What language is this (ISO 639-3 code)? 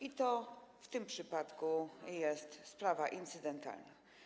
pol